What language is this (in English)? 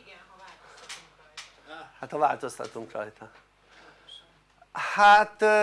Hungarian